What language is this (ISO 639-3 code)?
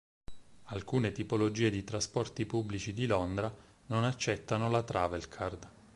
ita